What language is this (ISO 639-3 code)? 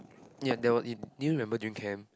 eng